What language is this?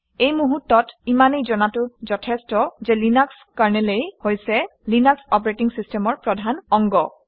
Assamese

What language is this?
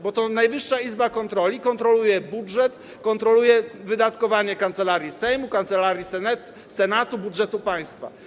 Polish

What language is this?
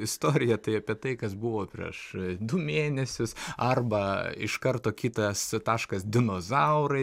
Lithuanian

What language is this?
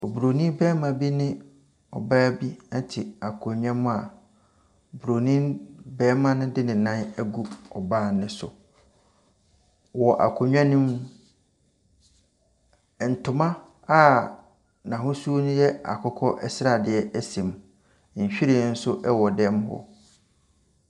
Akan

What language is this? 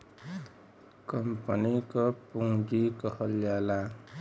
Bhojpuri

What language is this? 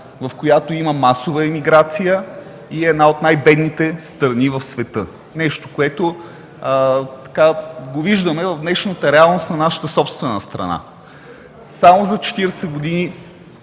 Bulgarian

